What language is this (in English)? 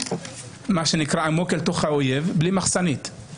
Hebrew